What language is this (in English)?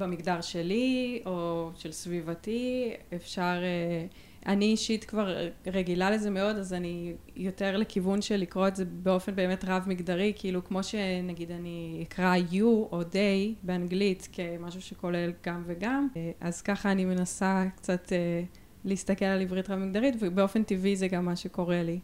Hebrew